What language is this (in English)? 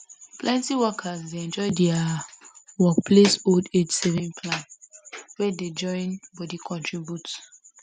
Nigerian Pidgin